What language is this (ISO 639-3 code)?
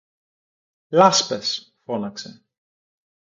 ell